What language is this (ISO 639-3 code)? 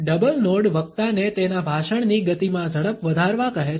guj